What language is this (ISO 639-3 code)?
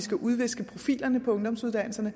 dan